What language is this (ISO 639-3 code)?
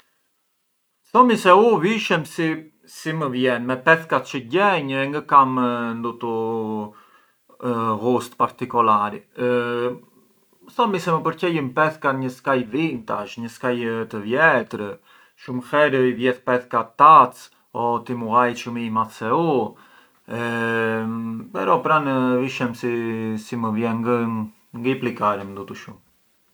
aae